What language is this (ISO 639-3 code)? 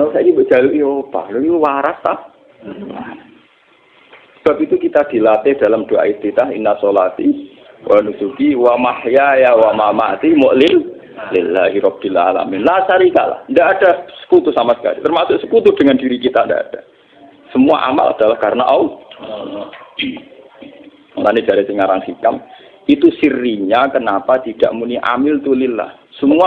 ind